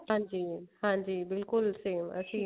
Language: Punjabi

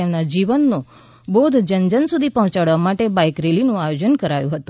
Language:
Gujarati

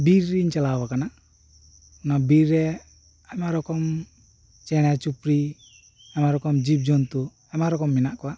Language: Santali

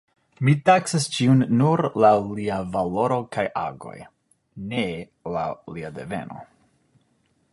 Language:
Esperanto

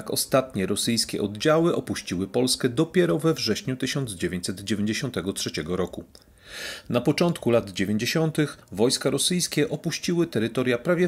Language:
Polish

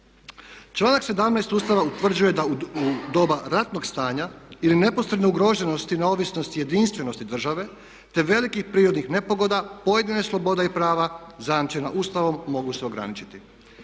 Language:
Croatian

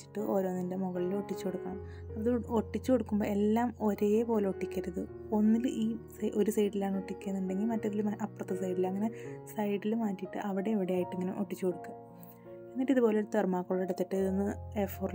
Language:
Malayalam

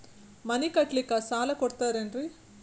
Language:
Kannada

